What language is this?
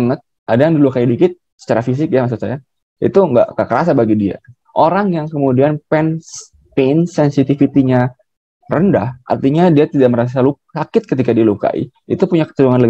Indonesian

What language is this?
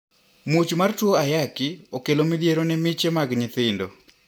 Luo (Kenya and Tanzania)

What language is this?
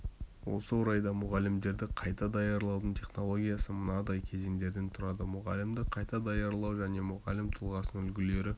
Kazakh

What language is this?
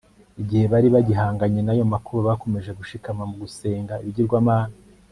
Kinyarwanda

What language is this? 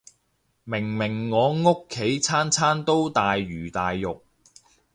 Cantonese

